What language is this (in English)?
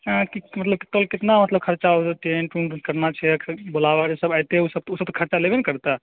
Maithili